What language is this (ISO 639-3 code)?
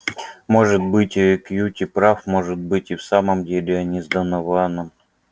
rus